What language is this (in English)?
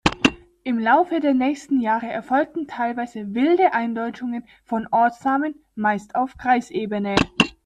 German